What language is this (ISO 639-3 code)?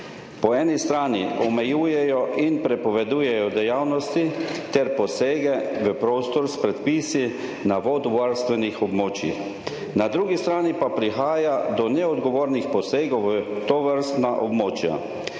slv